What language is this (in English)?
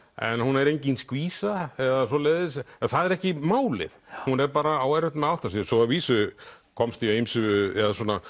Icelandic